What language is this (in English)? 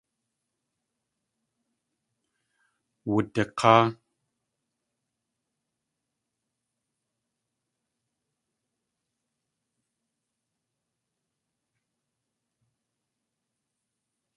Tlingit